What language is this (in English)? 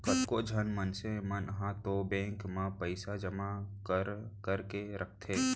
Chhattisgarhi